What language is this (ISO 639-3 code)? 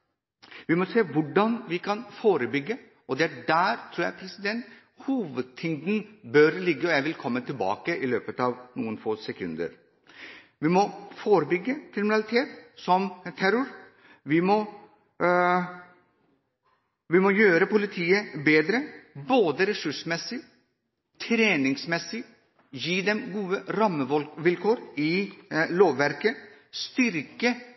nob